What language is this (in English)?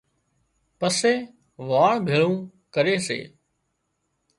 Wadiyara Koli